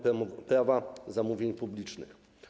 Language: Polish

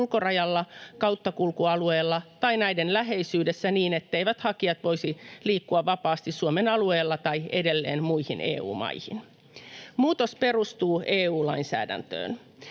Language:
Finnish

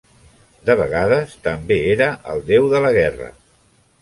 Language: Catalan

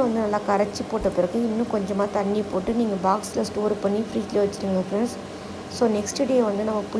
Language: Romanian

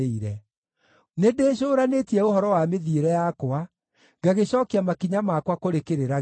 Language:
Kikuyu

